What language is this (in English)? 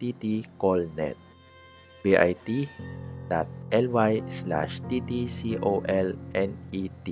Filipino